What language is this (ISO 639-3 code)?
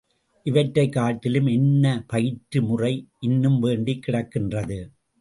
tam